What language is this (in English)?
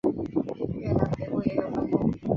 Chinese